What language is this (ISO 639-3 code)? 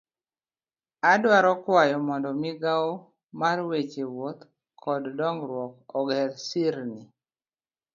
luo